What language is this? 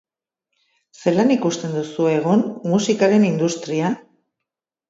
Basque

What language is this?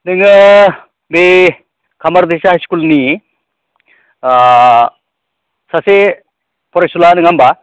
Bodo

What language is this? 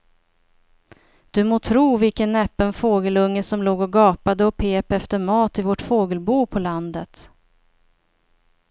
Swedish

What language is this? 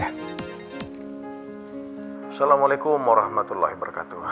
Indonesian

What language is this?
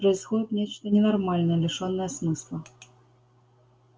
Russian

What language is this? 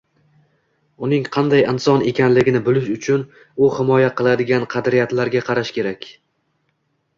Uzbek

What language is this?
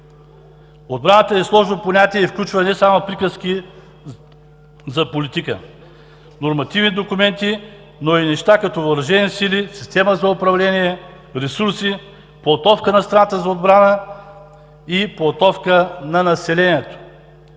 Bulgarian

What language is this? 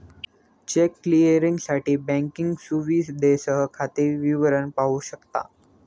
Marathi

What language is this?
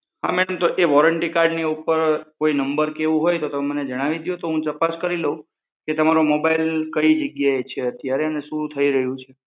Gujarati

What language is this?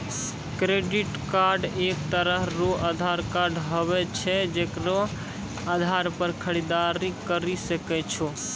Maithili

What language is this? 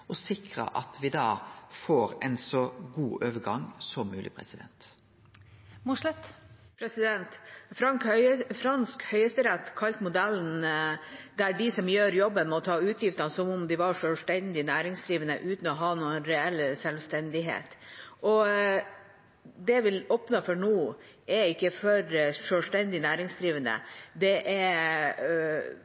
Norwegian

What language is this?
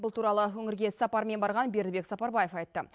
Kazakh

